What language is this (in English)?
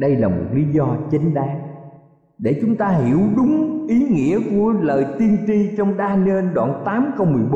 Vietnamese